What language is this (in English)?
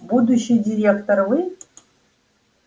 Russian